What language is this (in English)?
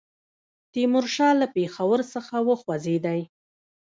Pashto